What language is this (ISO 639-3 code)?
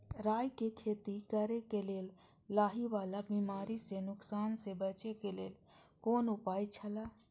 mai